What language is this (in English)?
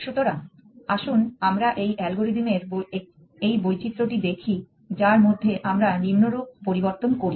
Bangla